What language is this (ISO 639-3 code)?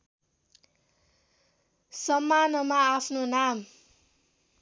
nep